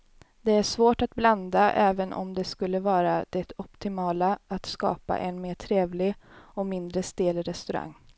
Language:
Swedish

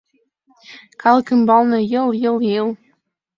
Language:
Mari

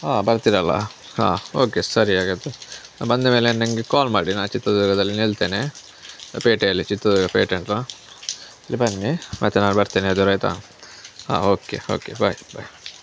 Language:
Kannada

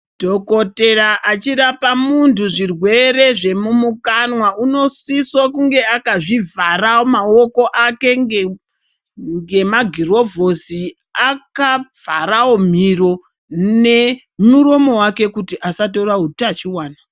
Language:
Ndau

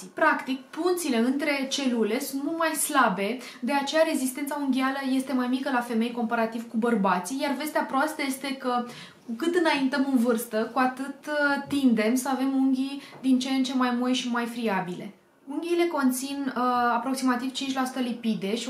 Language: Romanian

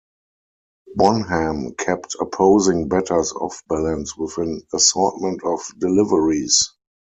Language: English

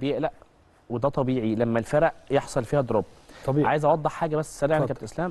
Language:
Arabic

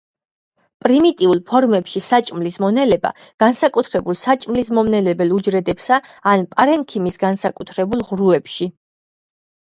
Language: Georgian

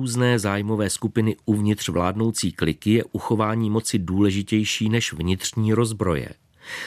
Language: Czech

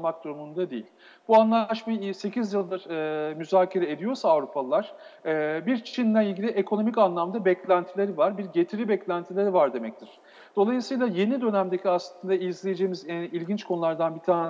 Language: Turkish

